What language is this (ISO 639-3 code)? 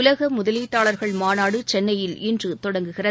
tam